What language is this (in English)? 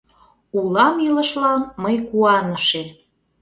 Mari